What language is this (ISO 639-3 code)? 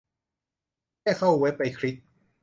tha